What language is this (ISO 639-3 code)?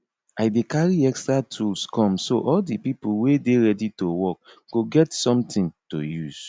pcm